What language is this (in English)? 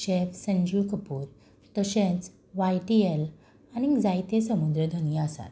Konkani